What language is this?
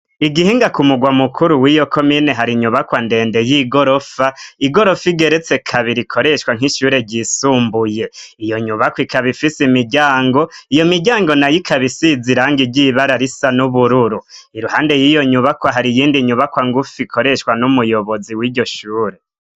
Rundi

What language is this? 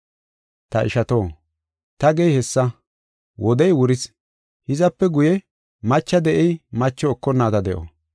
Gofa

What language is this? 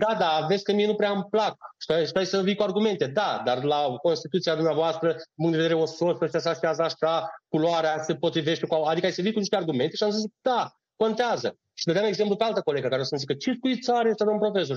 Romanian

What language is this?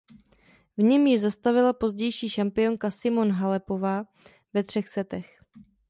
Czech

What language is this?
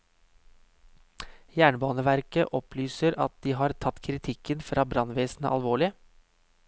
Norwegian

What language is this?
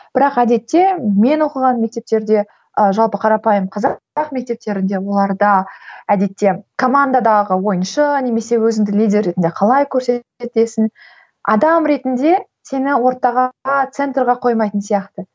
Kazakh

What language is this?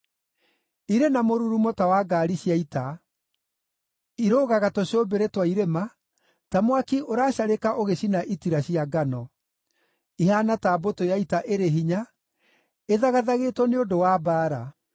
Kikuyu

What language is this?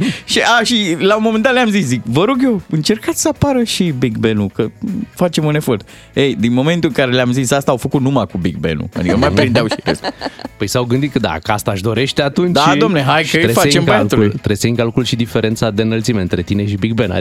Romanian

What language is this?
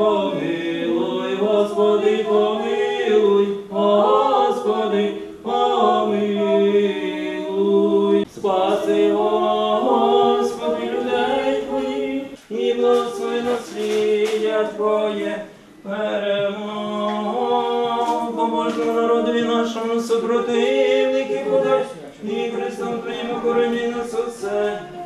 Ukrainian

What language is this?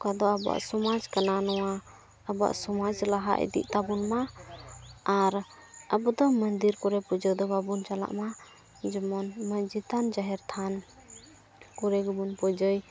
Santali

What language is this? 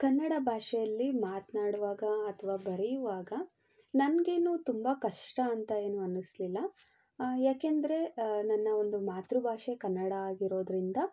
Kannada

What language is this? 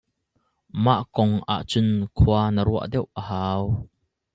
Hakha Chin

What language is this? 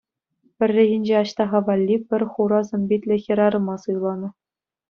Chuvash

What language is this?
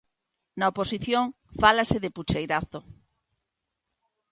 Galician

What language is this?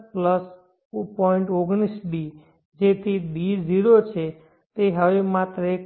Gujarati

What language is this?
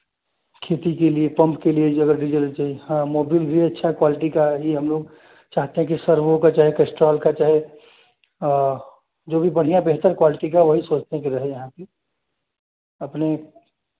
Hindi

